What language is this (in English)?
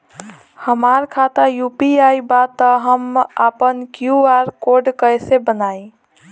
Bhojpuri